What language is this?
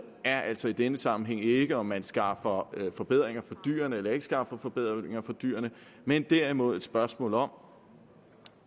Danish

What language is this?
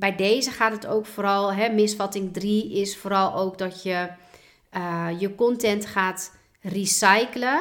Dutch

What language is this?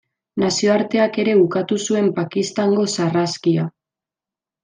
Basque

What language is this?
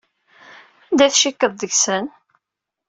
Kabyle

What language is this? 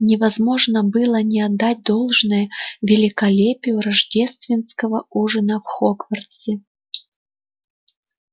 Russian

